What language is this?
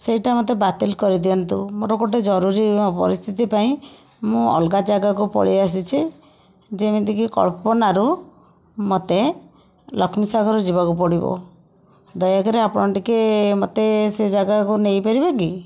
Odia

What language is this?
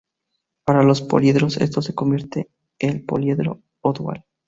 Spanish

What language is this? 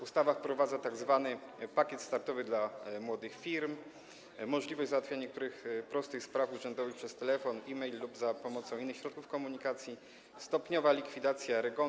Polish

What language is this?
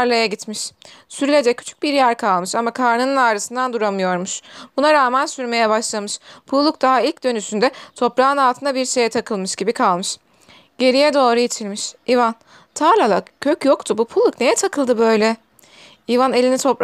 Turkish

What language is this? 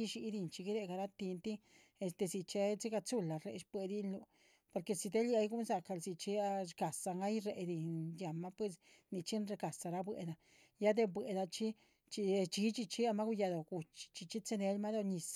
Chichicapan Zapotec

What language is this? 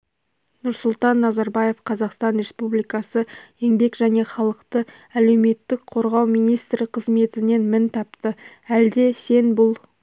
Kazakh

